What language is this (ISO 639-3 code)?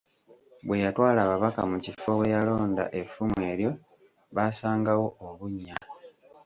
lug